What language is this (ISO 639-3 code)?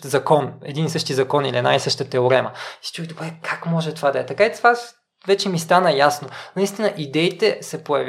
bul